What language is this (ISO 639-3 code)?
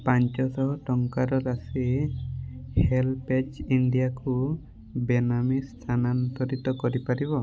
ori